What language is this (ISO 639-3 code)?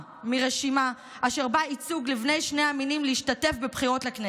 heb